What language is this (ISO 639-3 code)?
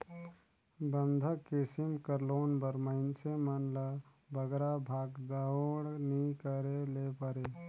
hne